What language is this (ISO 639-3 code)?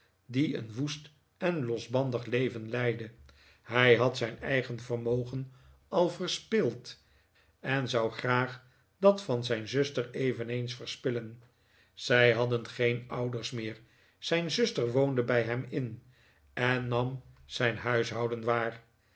nld